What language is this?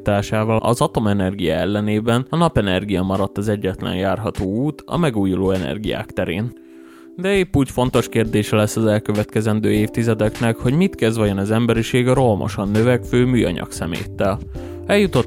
Hungarian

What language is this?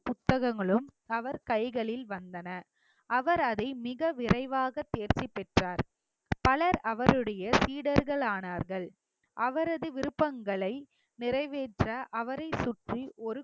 Tamil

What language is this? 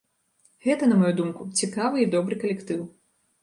Belarusian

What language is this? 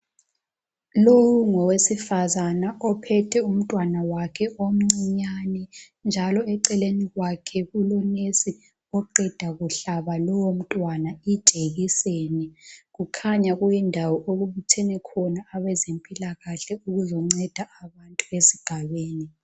North Ndebele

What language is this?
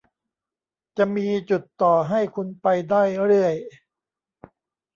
Thai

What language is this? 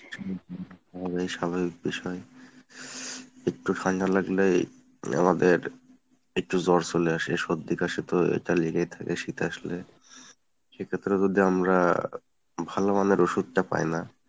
Bangla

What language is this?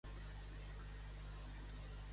Catalan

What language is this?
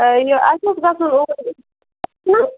Kashmiri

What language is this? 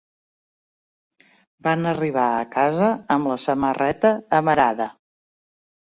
Catalan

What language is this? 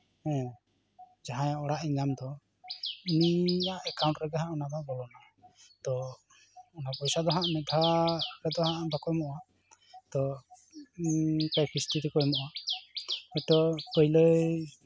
Santali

